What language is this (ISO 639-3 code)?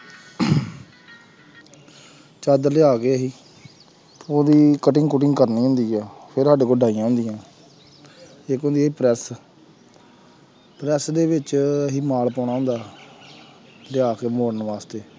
pan